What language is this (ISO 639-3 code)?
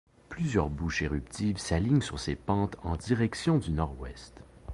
fra